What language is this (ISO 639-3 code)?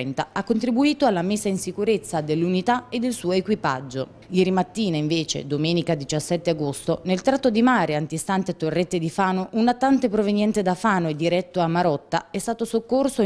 ita